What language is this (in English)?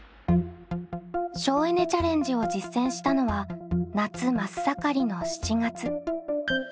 Japanese